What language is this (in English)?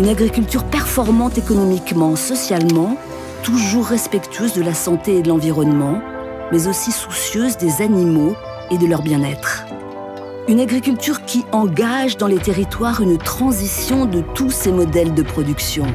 French